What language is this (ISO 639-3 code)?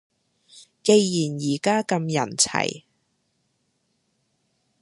yue